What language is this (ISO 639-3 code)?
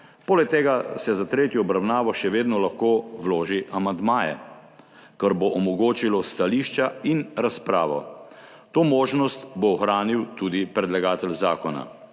slv